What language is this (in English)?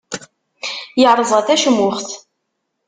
Kabyle